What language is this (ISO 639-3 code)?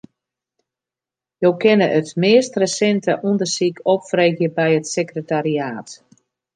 fry